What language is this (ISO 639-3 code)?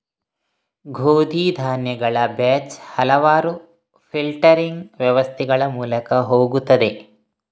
kan